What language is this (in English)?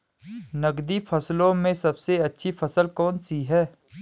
Hindi